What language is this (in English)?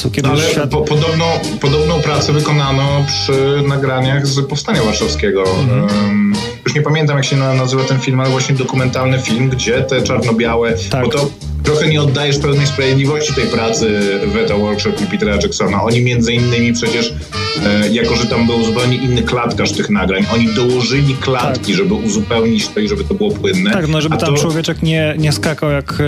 Polish